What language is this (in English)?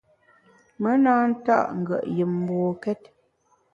Bamun